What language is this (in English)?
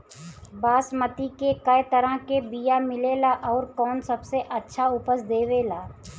Bhojpuri